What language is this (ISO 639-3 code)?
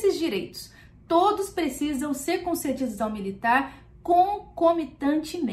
por